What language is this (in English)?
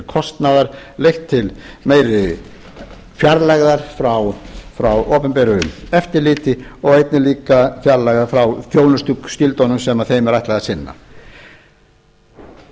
Icelandic